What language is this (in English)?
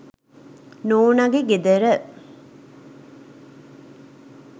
Sinhala